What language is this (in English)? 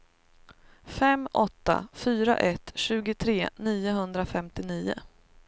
Swedish